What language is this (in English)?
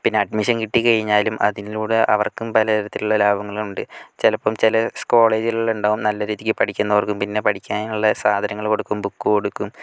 Malayalam